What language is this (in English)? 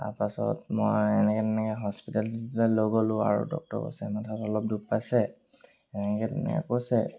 Assamese